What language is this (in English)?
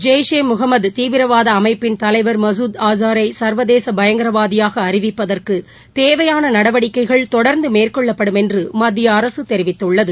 Tamil